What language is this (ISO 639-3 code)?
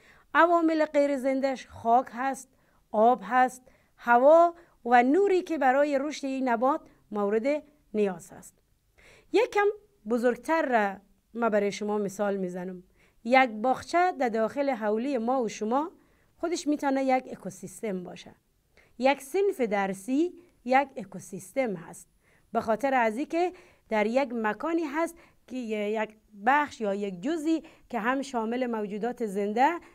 fas